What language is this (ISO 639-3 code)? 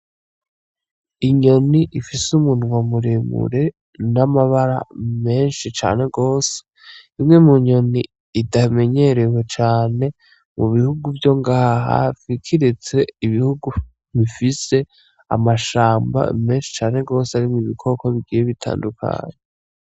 run